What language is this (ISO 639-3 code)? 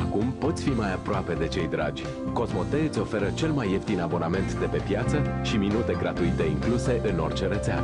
ron